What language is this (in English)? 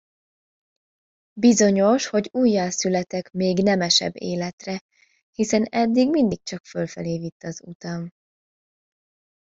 Hungarian